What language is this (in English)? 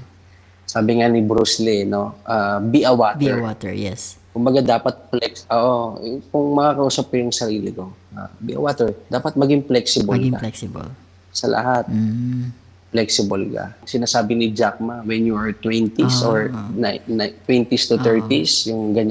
Filipino